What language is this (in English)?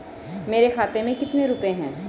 Hindi